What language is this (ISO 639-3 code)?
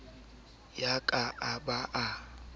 sot